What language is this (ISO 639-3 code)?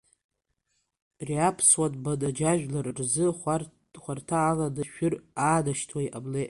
abk